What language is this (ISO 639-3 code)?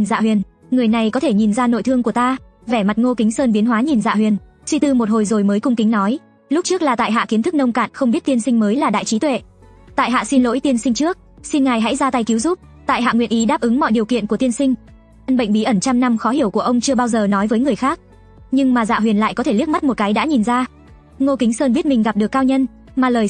vie